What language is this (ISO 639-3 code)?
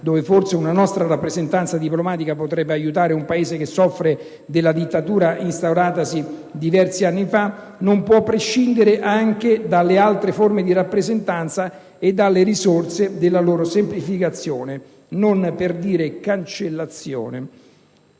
ita